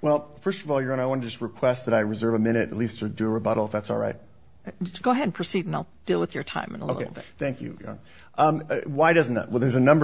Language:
English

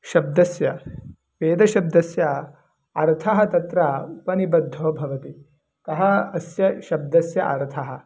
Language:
Sanskrit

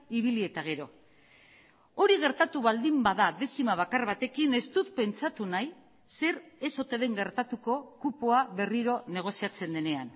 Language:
Basque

